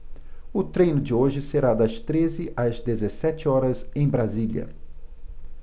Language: Portuguese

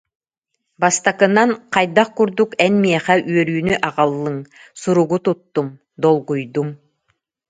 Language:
Yakut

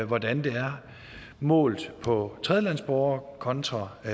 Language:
Danish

